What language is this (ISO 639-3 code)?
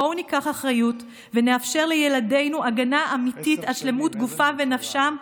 heb